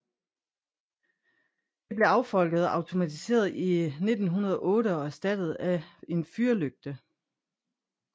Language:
Danish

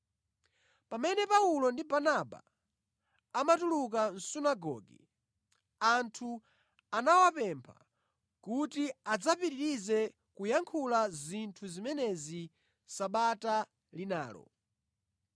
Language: Nyanja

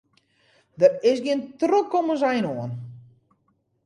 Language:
Western Frisian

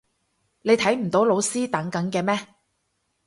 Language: Cantonese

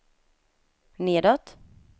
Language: Swedish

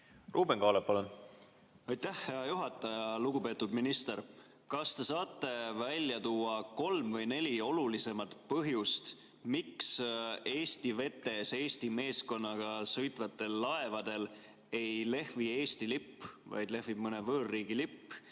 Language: Estonian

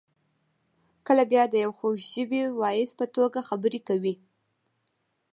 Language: Pashto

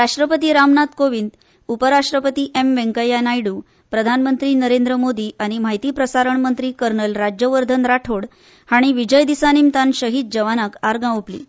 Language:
Konkani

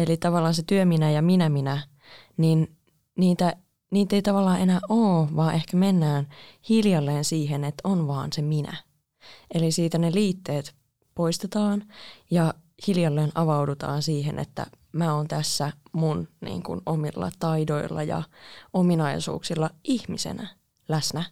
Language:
Finnish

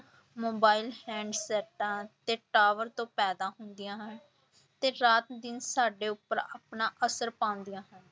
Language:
Punjabi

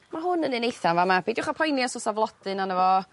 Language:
Welsh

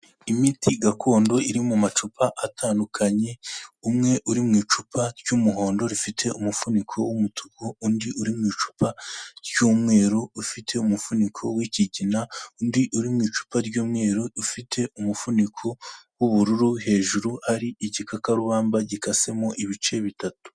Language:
Kinyarwanda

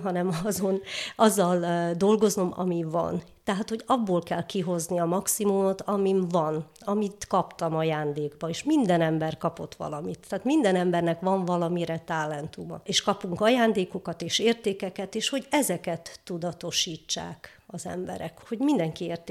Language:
Hungarian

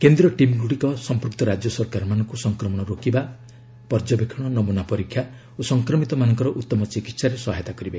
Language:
Odia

